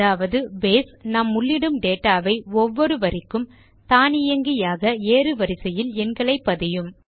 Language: Tamil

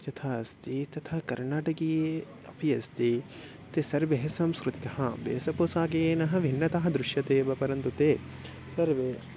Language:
Sanskrit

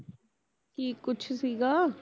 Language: Punjabi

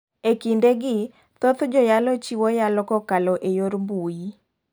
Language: Luo (Kenya and Tanzania)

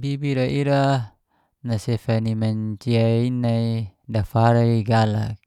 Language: Geser-Gorom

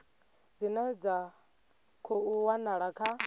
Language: Venda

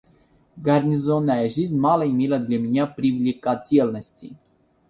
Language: Russian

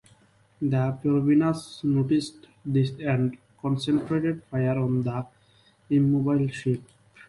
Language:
English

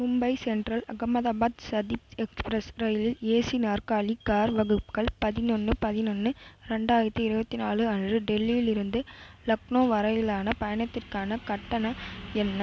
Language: Tamil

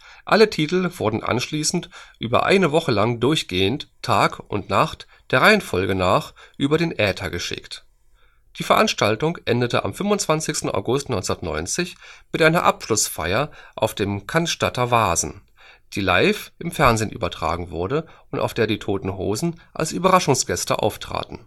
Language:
German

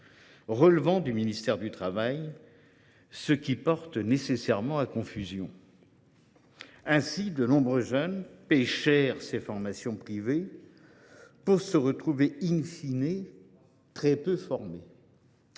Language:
French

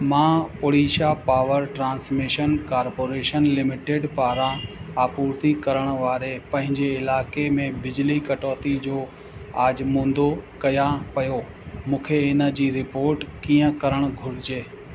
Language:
Sindhi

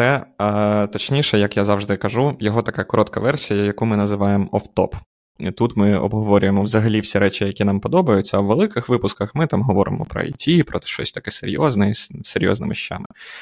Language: Ukrainian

